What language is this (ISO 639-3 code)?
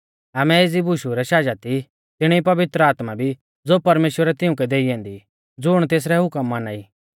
bfz